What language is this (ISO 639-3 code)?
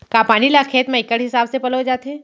hne